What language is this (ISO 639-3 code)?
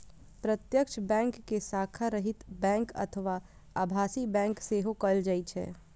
mai